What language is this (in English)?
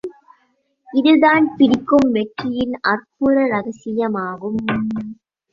Tamil